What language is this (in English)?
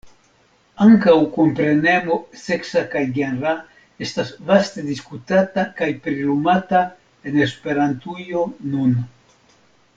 Esperanto